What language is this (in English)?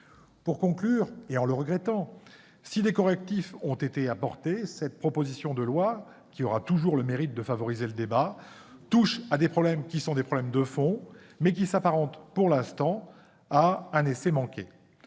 French